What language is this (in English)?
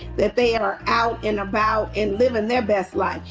English